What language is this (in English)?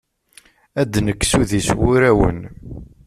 Kabyle